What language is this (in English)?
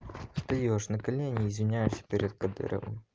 Russian